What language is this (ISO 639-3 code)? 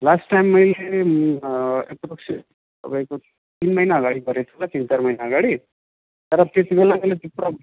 nep